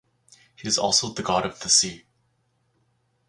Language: English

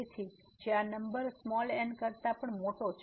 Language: Gujarati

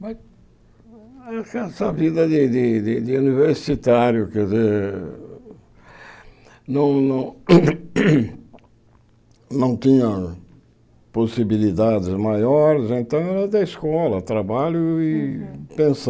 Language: Portuguese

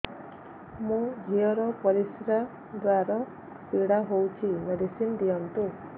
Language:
Odia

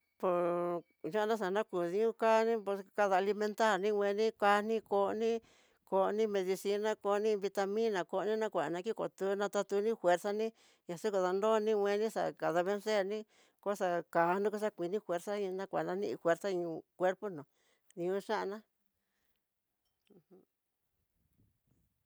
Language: Tidaá Mixtec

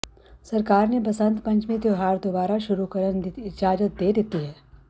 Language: Punjabi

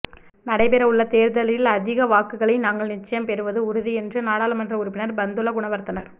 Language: Tamil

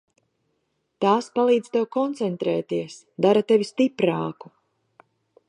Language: Latvian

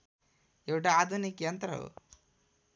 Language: Nepali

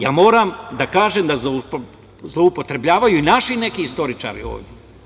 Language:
Serbian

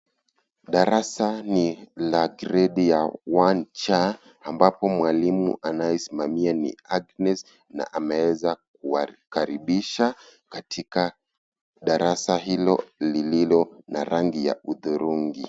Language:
Swahili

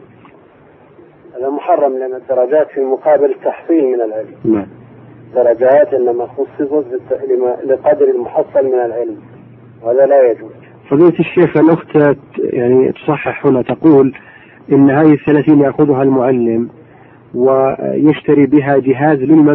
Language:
Arabic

